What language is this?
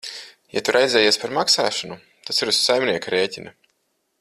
Latvian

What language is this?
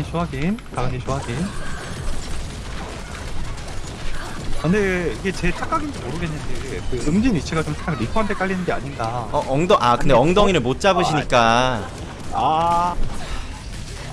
Korean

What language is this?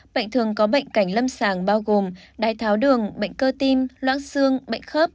Vietnamese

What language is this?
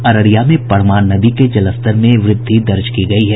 Hindi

